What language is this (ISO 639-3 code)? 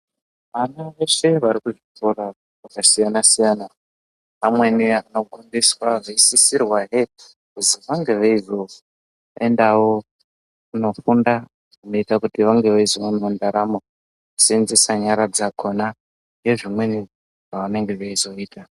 ndc